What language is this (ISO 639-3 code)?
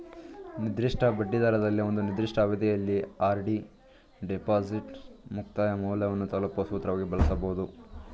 kan